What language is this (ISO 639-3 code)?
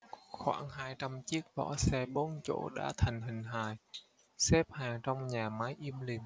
vie